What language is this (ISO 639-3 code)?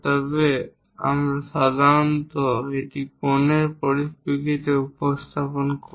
ben